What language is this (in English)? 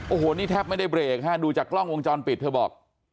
Thai